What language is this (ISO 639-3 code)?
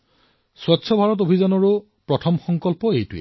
asm